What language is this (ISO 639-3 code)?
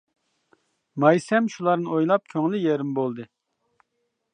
uig